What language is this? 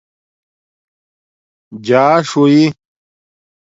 Domaaki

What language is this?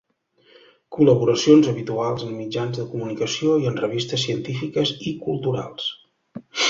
Catalan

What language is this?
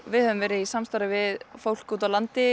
Icelandic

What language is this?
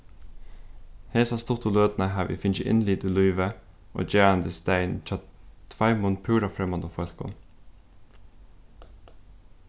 Faroese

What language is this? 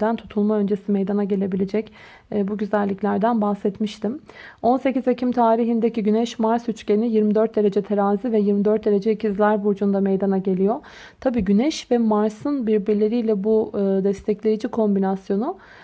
Turkish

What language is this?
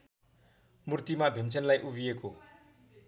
Nepali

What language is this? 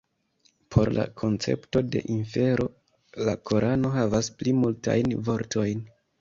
Esperanto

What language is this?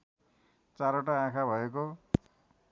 Nepali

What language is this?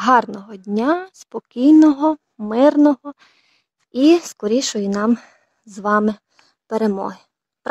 Ukrainian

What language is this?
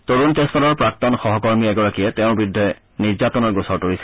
Assamese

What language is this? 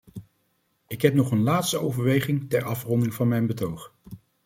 Dutch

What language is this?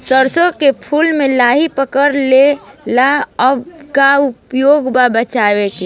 Bhojpuri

